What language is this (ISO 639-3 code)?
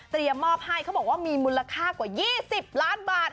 tha